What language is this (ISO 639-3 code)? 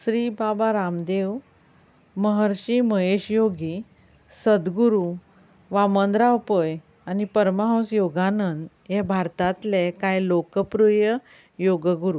kok